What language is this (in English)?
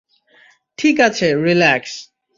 Bangla